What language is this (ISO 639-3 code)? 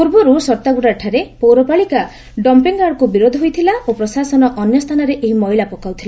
ori